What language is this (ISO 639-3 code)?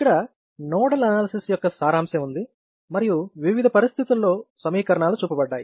tel